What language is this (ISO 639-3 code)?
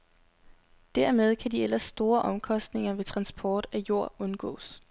dan